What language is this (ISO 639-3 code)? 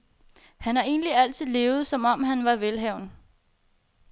dan